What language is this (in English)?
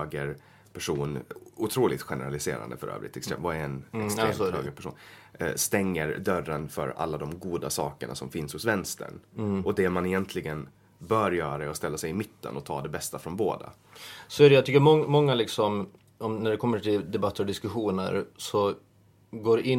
Swedish